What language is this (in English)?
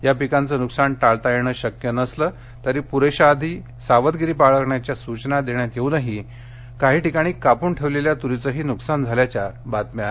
Marathi